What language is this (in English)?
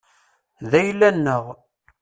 Kabyle